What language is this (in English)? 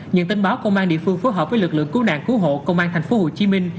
Vietnamese